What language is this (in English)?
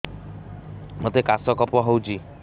Odia